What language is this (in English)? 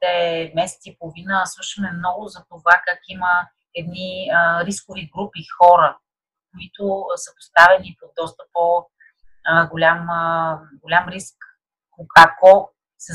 Bulgarian